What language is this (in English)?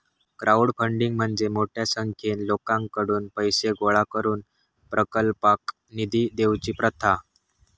Marathi